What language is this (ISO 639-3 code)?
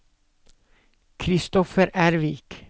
nor